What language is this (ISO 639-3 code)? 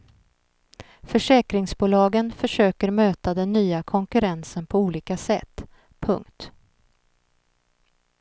swe